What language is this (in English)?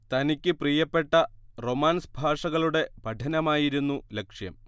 Malayalam